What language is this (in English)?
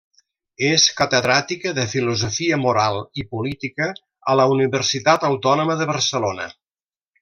Catalan